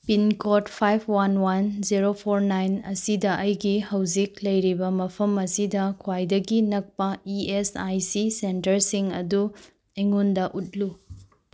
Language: Manipuri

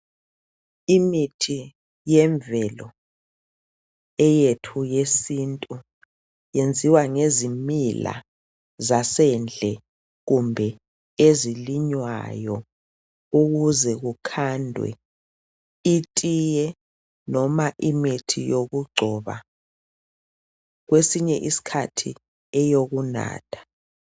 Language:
North Ndebele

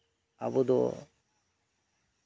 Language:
Santali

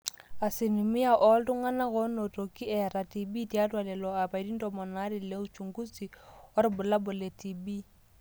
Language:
Masai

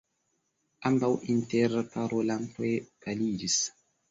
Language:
Esperanto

